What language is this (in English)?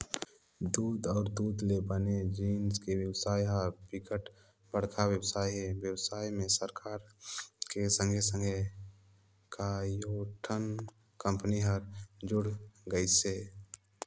Chhattisgarhi